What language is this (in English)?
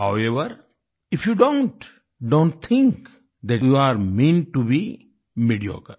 Hindi